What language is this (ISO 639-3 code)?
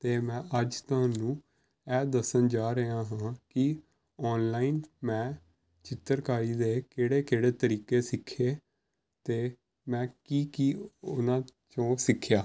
pan